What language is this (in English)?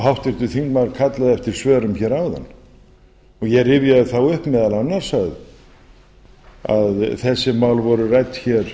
Icelandic